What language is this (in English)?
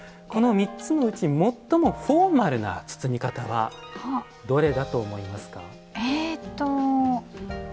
Japanese